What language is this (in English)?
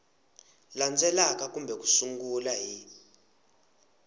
Tsonga